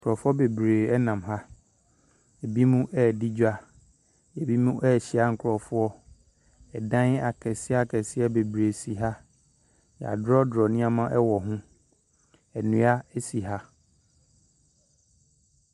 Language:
Akan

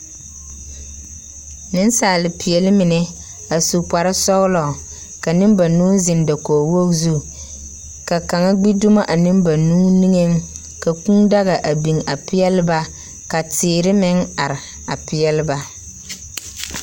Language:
Southern Dagaare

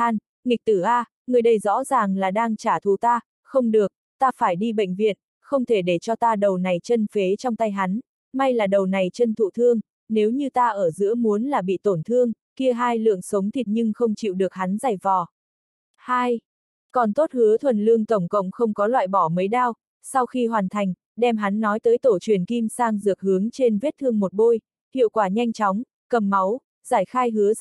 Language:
Vietnamese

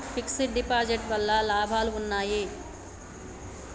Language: Telugu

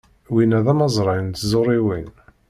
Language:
Kabyle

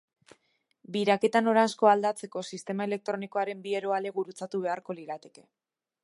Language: Basque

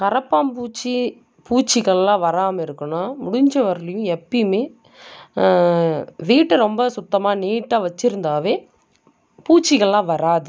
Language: Tamil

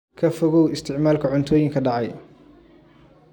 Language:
Somali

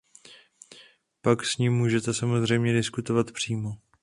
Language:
Czech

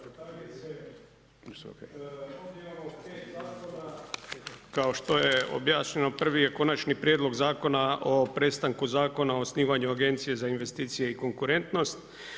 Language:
Croatian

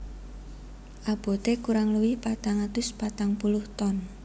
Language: Javanese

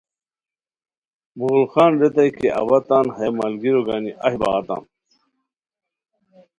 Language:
Khowar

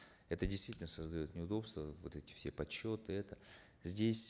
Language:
Kazakh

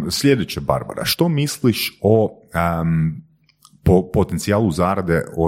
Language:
Croatian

